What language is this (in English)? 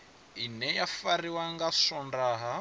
Venda